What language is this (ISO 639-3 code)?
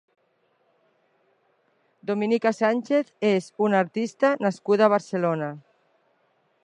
cat